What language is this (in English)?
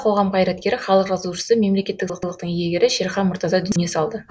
Kazakh